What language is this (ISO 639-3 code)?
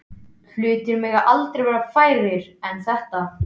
isl